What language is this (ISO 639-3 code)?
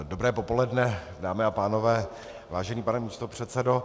ces